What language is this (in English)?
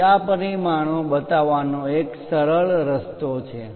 Gujarati